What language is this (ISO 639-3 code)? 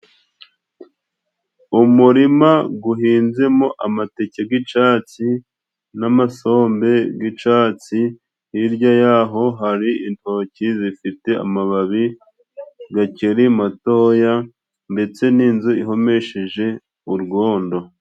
kin